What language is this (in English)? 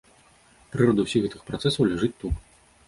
Belarusian